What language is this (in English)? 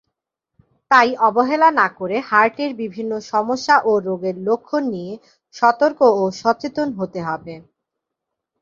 Bangla